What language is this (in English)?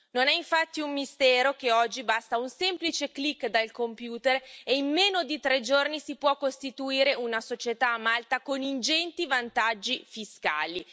Italian